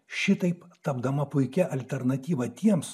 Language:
Lithuanian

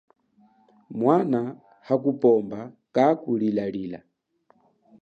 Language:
Chokwe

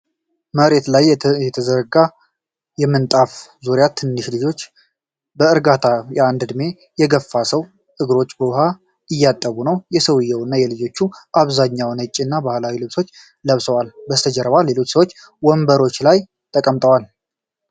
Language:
Amharic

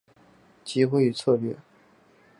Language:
Chinese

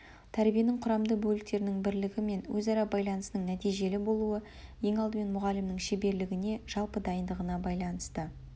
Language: Kazakh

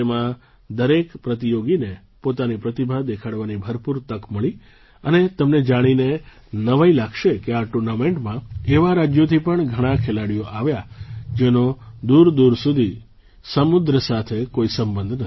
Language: Gujarati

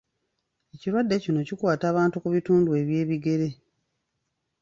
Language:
Ganda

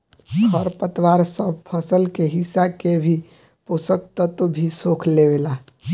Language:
Bhojpuri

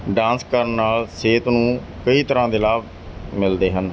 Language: Punjabi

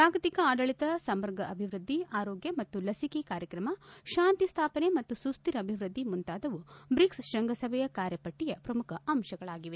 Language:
Kannada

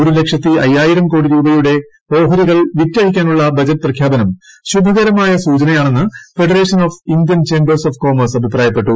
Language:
Malayalam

